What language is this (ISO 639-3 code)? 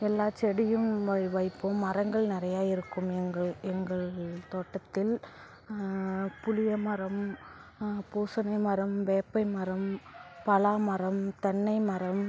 tam